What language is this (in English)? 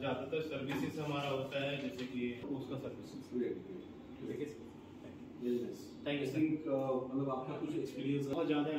Romanian